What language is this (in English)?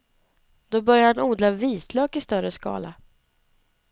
Swedish